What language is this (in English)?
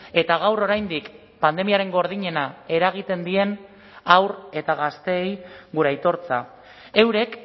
Basque